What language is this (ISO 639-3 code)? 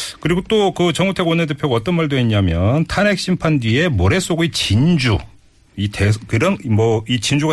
kor